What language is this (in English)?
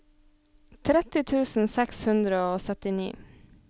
Norwegian